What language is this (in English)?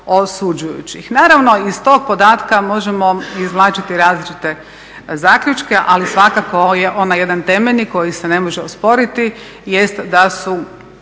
Croatian